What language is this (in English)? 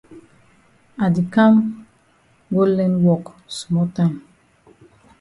Cameroon Pidgin